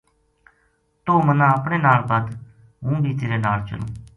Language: Gujari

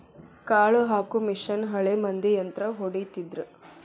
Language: Kannada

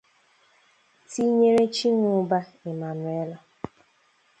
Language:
Igbo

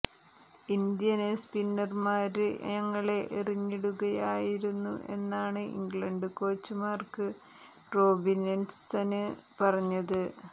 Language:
Malayalam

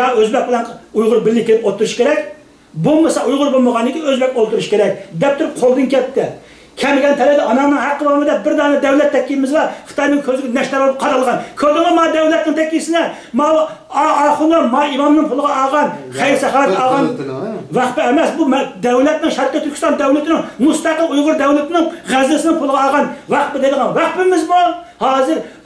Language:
Turkish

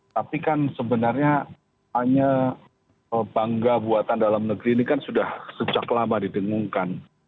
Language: Indonesian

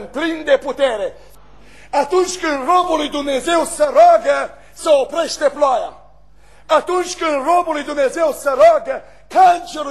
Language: Romanian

